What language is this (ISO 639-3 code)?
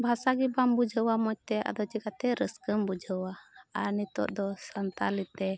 sat